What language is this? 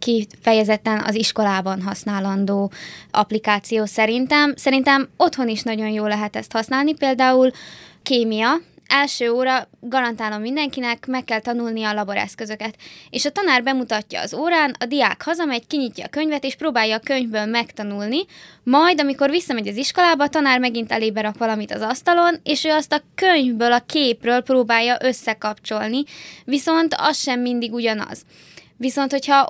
Hungarian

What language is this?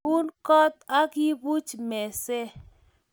Kalenjin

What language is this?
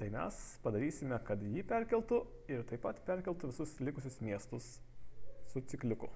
Lithuanian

